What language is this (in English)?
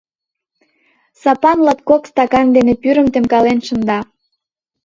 Mari